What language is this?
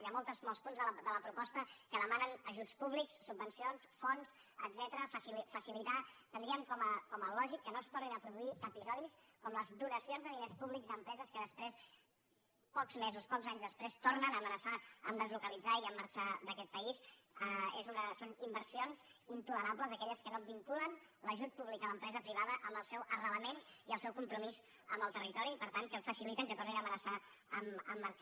Catalan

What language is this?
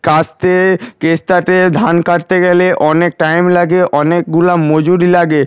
Bangla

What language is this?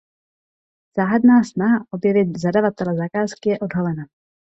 Czech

